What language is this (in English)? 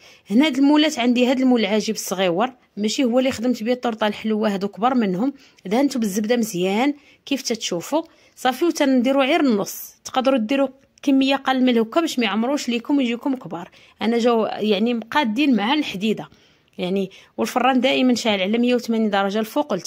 Arabic